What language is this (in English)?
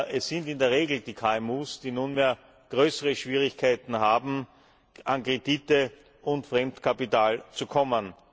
German